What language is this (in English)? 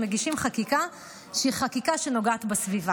Hebrew